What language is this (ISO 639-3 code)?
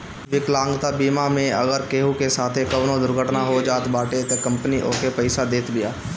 bho